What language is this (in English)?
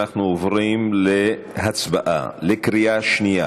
Hebrew